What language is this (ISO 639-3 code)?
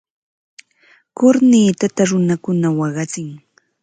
qva